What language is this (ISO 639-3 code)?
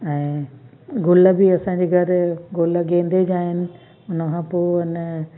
snd